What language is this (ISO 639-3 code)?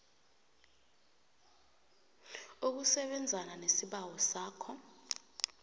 nbl